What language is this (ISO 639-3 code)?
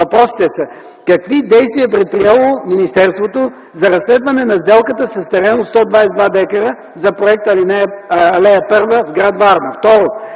bul